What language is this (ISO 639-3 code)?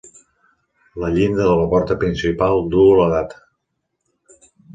cat